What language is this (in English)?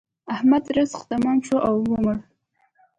Pashto